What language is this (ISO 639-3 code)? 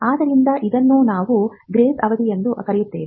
kan